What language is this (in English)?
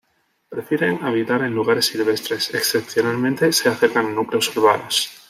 Spanish